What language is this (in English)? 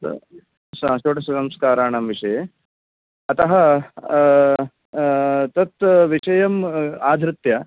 Sanskrit